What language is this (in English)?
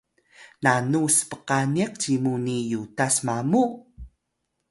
Atayal